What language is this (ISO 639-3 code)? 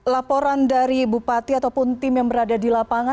ind